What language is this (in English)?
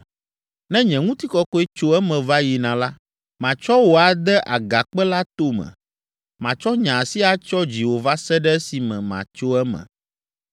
Ewe